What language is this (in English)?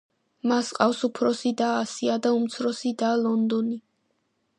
Georgian